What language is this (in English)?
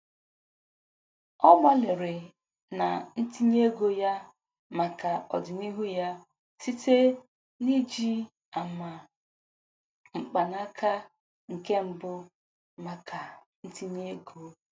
Igbo